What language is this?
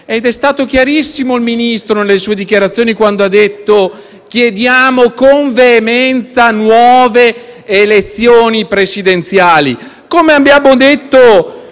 Italian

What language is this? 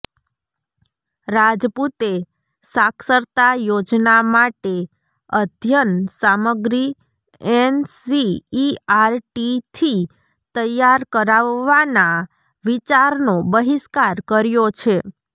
Gujarati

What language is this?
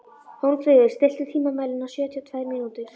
Icelandic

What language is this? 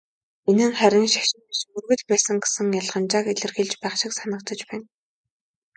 Mongolian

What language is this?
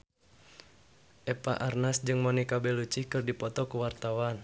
Sundanese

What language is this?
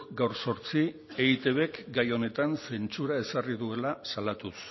Basque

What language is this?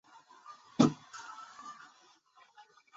Chinese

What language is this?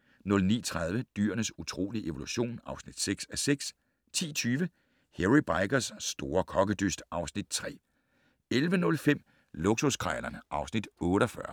Danish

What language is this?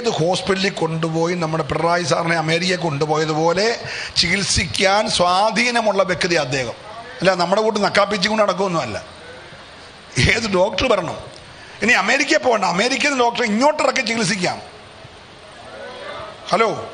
Romanian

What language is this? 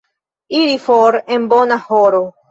Esperanto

